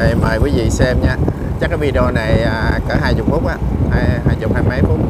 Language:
Vietnamese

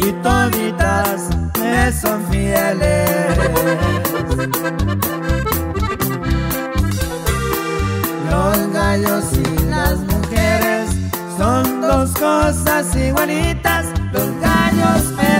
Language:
Spanish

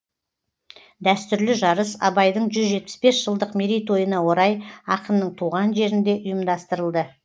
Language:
Kazakh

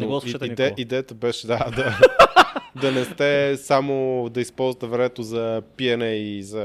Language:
Bulgarian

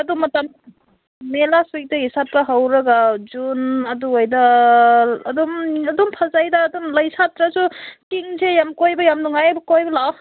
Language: Manipuri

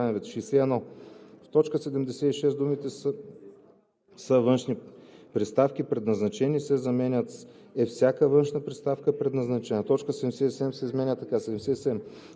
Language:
Bulgarian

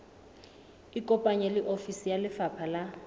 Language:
Southern Sotho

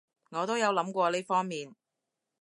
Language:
Cantonese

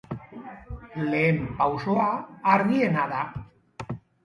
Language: Basque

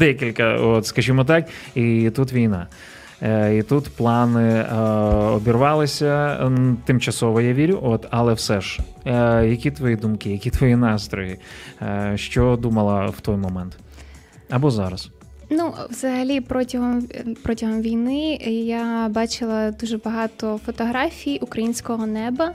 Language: Ukrainian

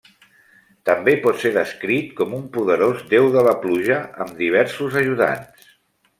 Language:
Catalan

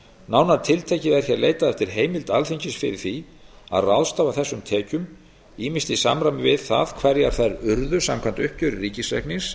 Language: Icelandic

